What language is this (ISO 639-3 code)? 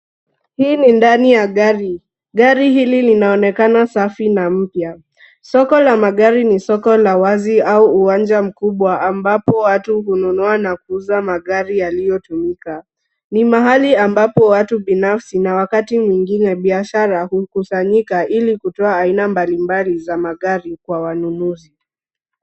swa